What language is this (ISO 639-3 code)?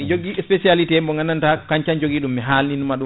ful